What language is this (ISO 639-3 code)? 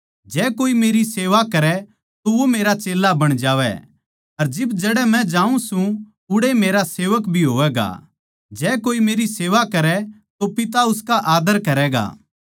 bgc